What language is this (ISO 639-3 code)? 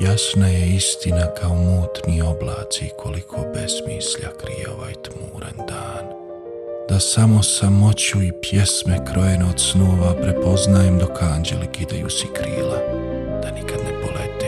hrv